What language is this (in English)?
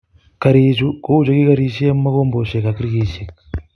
Kalenjin